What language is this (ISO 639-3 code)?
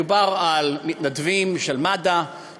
heb